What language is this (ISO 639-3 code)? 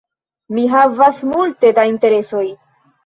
epo